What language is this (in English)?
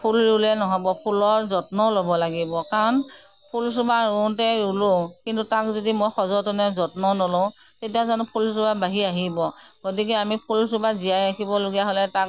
Assamese